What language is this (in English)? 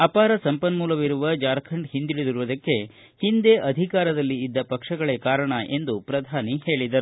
Kannada